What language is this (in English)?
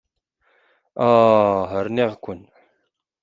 Kabyle